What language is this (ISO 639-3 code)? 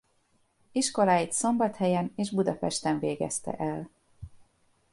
hun